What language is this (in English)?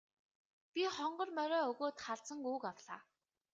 Mongolian